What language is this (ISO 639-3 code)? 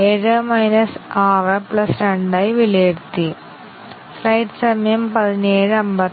mal